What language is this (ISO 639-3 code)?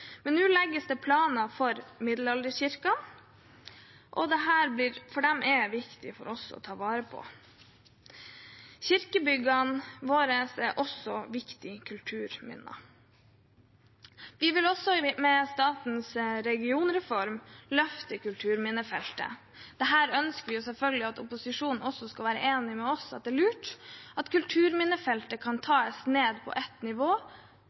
nob